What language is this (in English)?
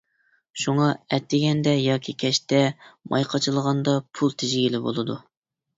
Uyghur